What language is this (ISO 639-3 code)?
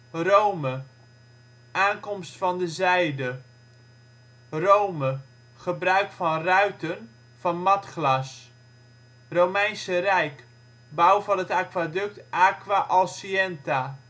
nld